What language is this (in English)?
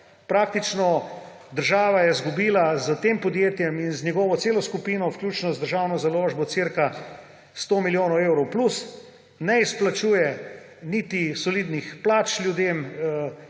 Slovenian